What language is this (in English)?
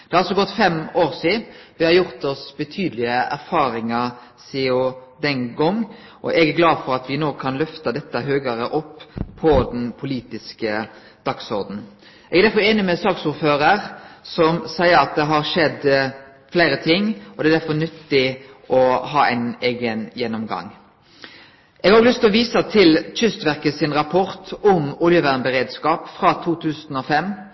Norwegian Nynorsk